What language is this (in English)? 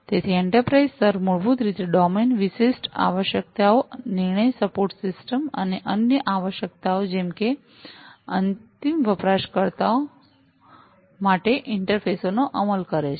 Gujarati